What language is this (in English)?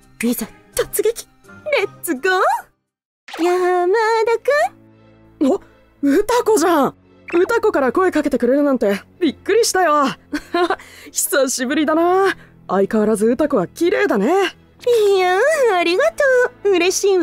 Japanese